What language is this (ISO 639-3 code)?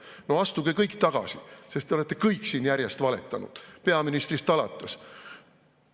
est